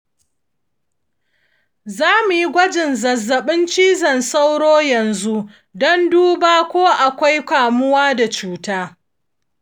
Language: Hausa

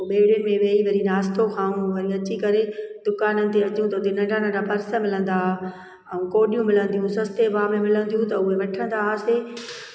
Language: Sindhi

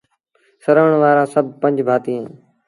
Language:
Sindhi Bhil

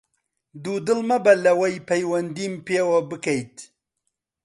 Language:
Central Kurdish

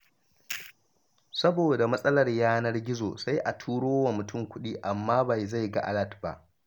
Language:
Hausa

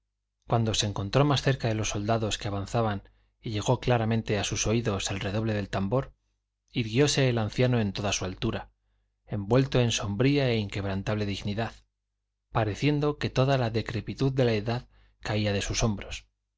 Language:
Spanish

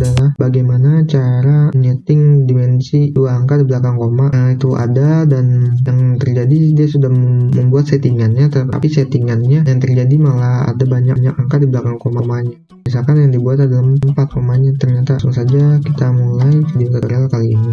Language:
Indonesian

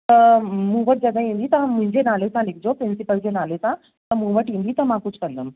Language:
Sindhi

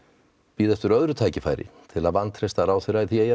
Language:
Icelandic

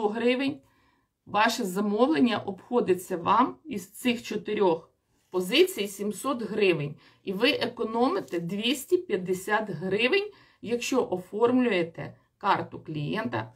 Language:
Ukrainian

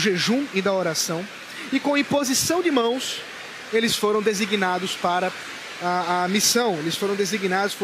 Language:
Portuguese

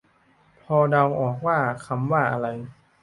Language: Thai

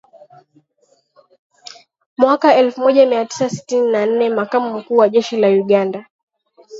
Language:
Swahili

